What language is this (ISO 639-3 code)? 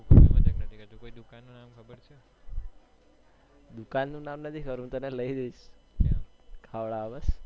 guj